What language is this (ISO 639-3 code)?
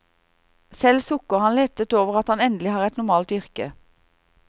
nor